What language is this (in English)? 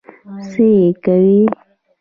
Pashto